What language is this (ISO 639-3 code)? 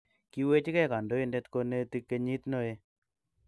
kln